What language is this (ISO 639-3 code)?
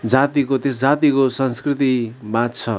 nep